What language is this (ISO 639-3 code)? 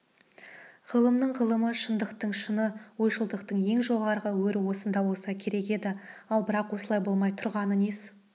kaz